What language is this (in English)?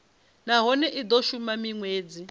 Venda